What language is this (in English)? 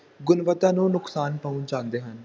Punjabi